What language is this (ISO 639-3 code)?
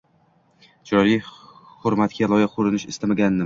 uzb